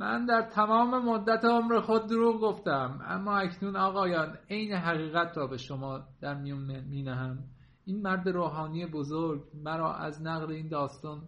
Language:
Persian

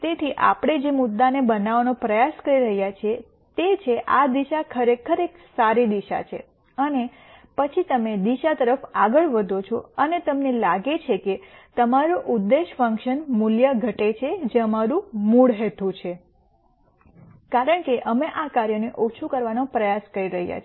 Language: Gujarati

